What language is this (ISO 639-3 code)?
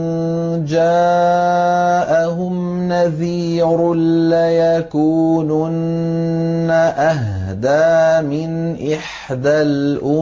ara